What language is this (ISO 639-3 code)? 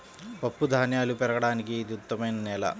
tel